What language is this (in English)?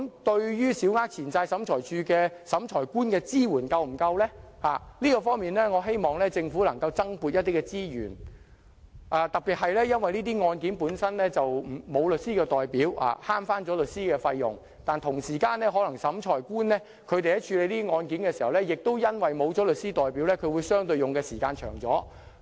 Cantonese